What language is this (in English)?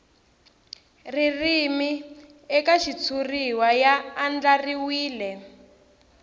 Tsonga